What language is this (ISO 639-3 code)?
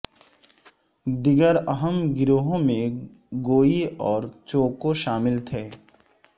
urd